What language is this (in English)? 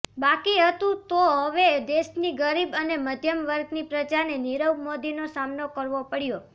Gujarati